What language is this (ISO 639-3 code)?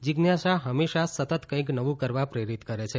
guj